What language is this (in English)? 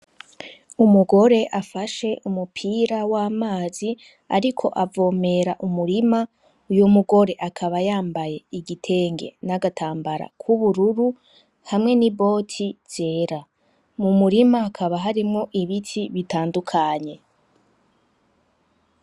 Rundi